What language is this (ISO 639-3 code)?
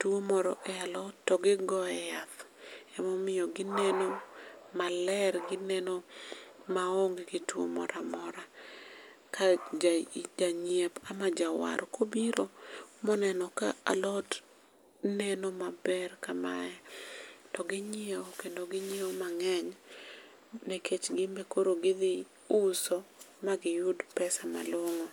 luo